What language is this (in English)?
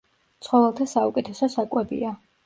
Georgian